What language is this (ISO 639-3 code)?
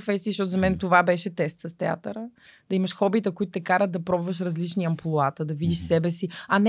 bul